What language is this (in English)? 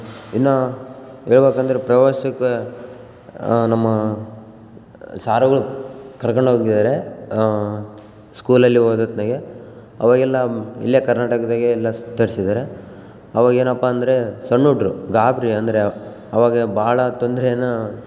Kannada